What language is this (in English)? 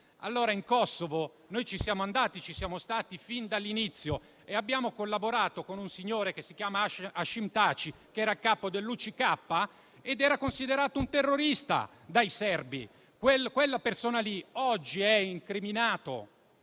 Italian